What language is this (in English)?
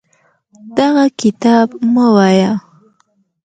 Pashto